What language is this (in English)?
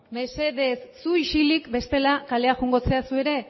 Basque